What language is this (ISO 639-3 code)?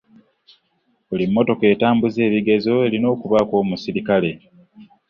lug